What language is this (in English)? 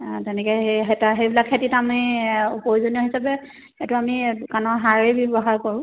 Assamese